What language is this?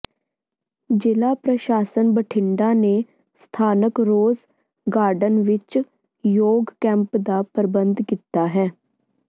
Punjabi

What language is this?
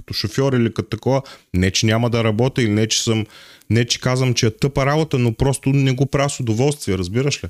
Bulgarian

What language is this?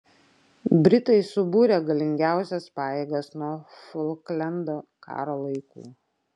Lithuanian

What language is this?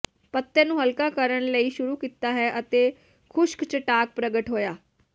Punjabi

